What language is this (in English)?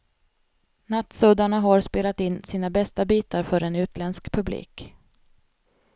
Swedish